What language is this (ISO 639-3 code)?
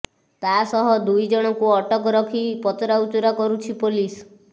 ori